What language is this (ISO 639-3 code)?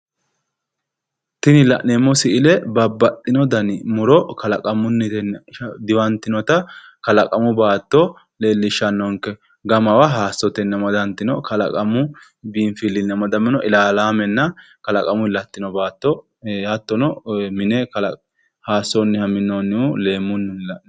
sid